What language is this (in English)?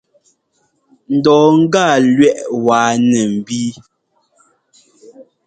Ngomba